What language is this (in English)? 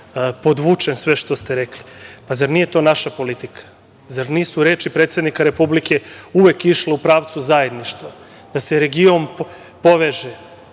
Serbian